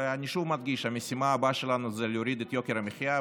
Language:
Hebrew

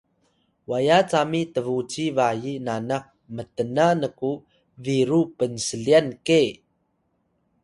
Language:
Atayal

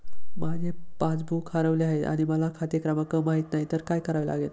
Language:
Marathi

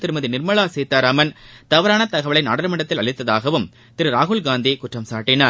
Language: Tamil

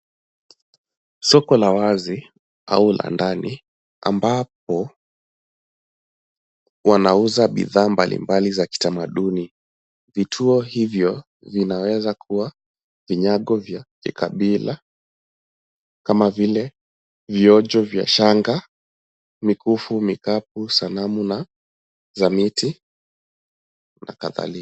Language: Swahili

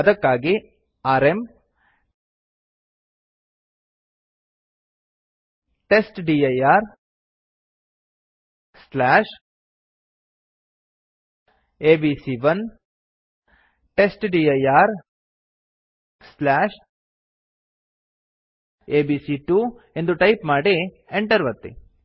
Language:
Kannada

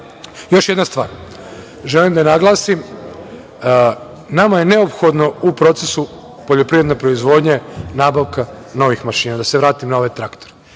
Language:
Serbian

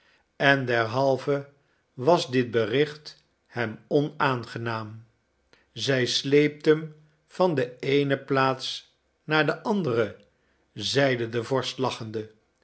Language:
Dutch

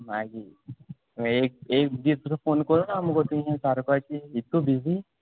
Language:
Konkani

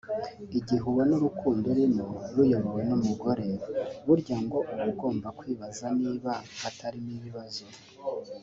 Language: Kinyarwanda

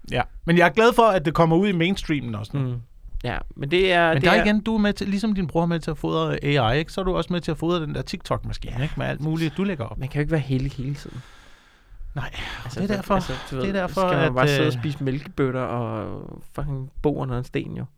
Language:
Danish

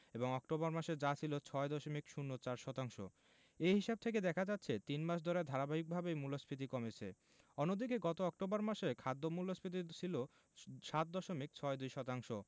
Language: Bangla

